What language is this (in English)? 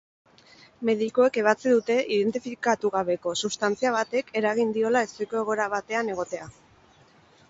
Basque